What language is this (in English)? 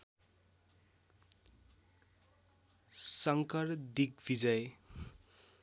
Nepali